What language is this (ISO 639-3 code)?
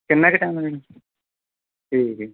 pan